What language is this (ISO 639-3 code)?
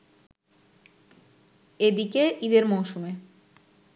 ben